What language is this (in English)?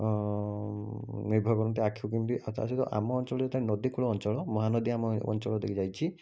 Odia